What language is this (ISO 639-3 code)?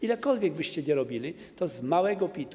pol